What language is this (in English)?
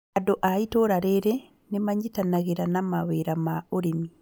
Kikuyu